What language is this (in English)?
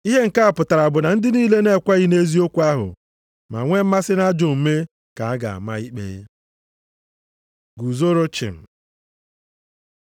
Igbo